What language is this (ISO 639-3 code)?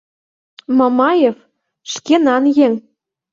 chm